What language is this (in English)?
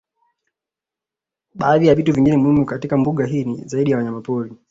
Swahili